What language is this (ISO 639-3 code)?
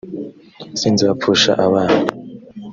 kin